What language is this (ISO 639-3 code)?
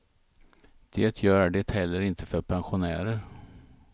swe